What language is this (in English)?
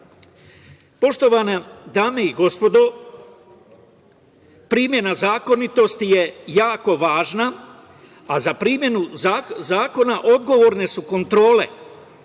Serbian